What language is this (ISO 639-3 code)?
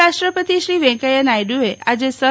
guj